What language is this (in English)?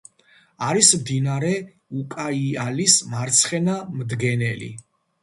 Georgian